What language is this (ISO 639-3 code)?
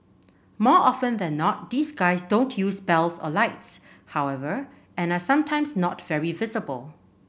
eng